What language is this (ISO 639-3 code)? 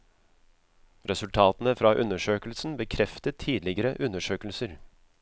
nor